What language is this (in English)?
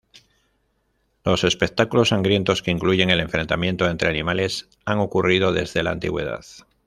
Spanish